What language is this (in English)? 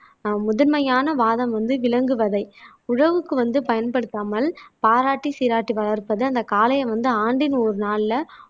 Tamil